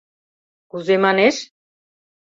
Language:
Mari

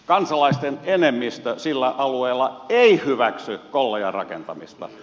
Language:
Finnish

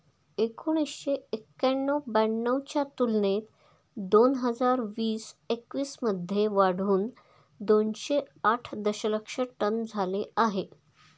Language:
Marathi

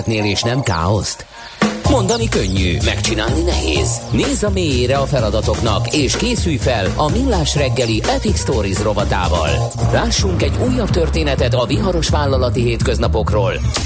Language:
Hungarian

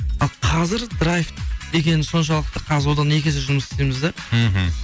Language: Kazakh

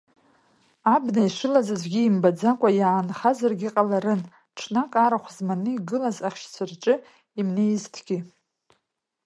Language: Abkhazian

